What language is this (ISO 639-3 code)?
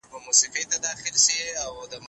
pus